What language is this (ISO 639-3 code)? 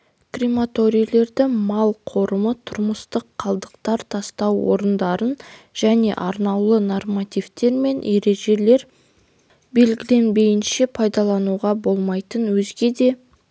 kaz